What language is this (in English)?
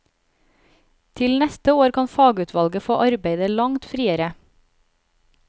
Norwegian